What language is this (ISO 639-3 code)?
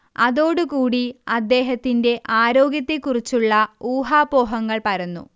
mal